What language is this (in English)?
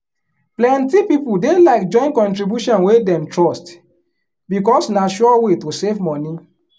Nigerian Pidgin